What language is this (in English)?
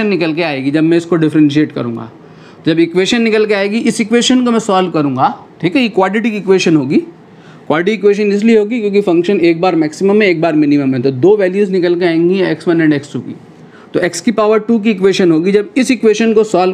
Hindi